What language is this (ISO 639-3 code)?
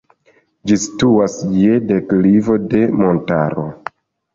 epo